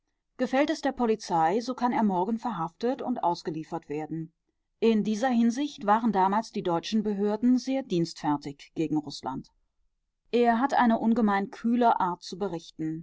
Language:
German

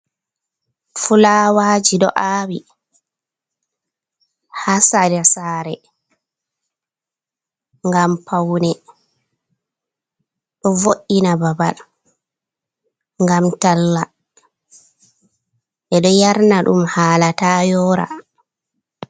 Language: Fula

